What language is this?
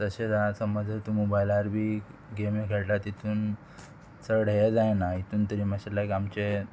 Konkani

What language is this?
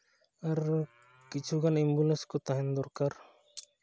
Santali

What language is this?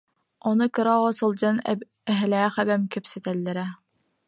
Yakut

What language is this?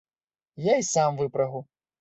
Belarusian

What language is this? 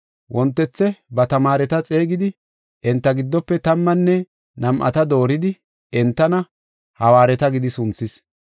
Gofa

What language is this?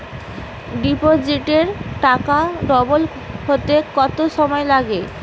Bangla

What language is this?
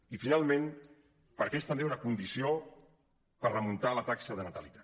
Catalan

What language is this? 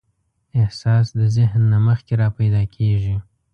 Pashto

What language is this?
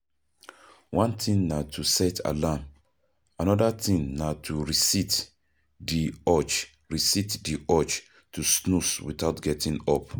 Nigerian Pidgin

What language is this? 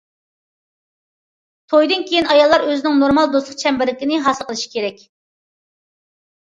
Uyghur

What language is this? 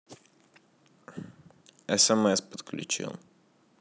Russian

